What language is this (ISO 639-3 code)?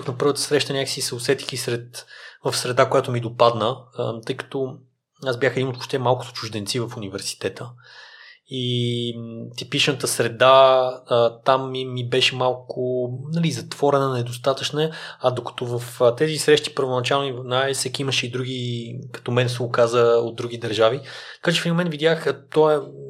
bul